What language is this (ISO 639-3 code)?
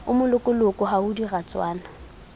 sot